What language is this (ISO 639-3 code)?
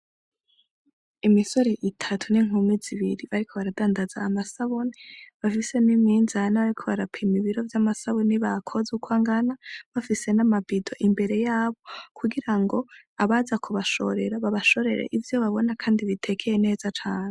run